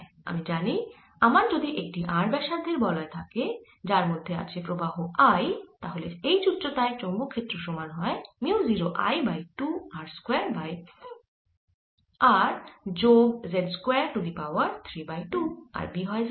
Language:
Bangla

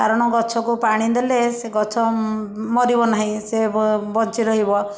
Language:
Odia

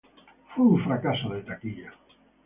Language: Spanish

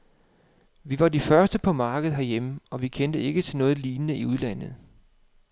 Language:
Danish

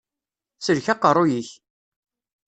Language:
Kabyle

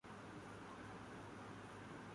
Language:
Urdu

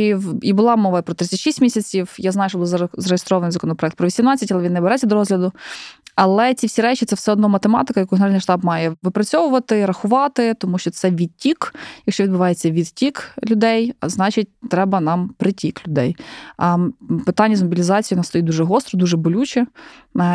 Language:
Ukrainian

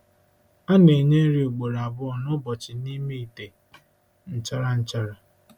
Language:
Igbo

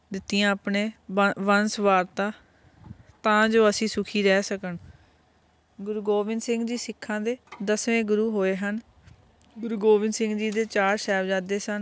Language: Punjabi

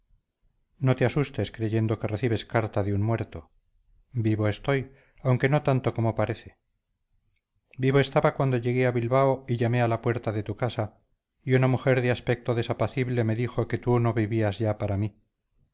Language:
Spanish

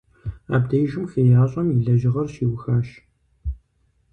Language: Kabardian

